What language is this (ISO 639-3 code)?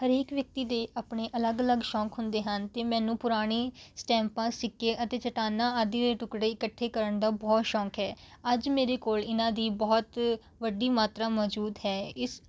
pan